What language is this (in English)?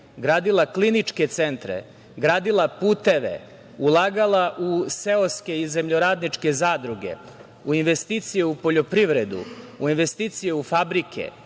Serbian